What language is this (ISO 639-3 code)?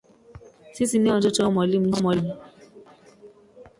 swa